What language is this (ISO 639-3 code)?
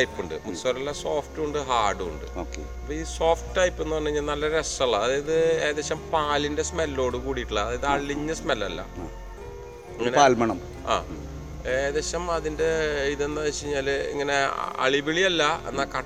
mal